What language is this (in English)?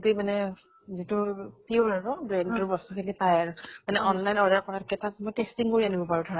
Assamese